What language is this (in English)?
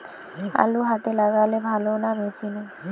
Bangla